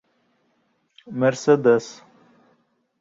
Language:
Bashkir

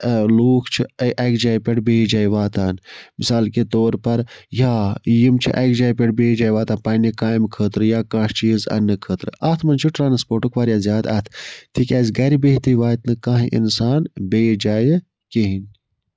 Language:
Kashmiri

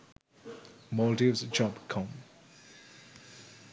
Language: Sinhala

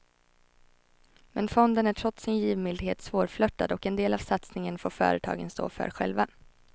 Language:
Swedish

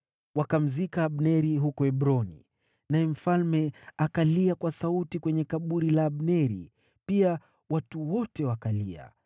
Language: Swahili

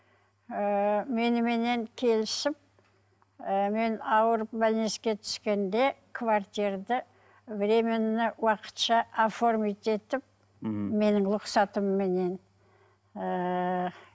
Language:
Kazakh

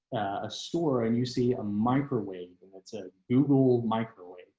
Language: English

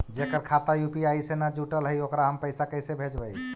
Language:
Magahi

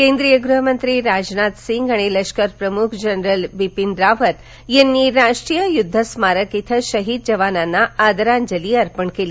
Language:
Marathi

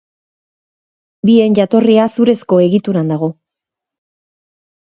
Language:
Basque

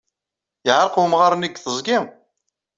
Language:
Kabyle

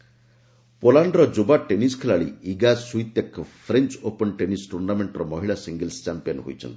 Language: Odia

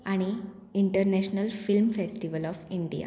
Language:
Konkani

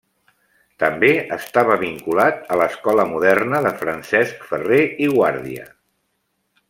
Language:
Catalan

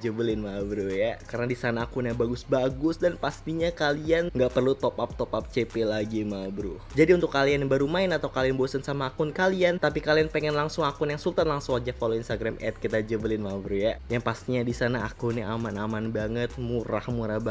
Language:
Indonesian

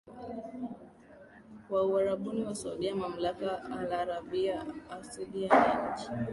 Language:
Swahili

